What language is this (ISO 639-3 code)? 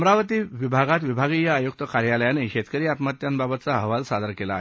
mar